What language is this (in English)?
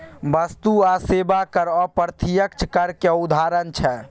Maithili